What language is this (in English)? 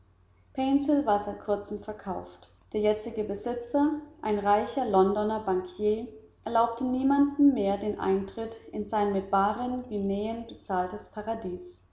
German